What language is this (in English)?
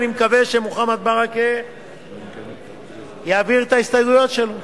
Hebrew